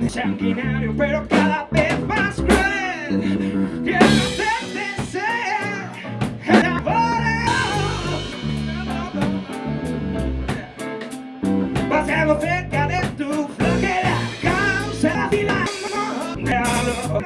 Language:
Spanish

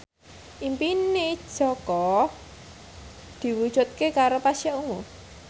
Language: Javanese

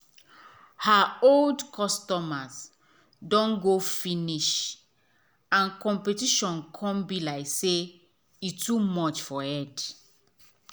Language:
Nigerian Pidgin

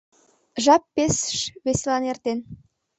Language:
Mari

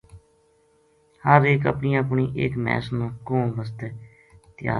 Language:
Gujari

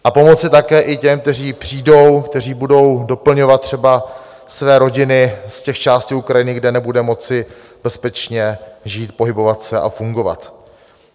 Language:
Czech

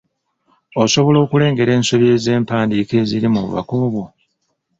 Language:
Ganda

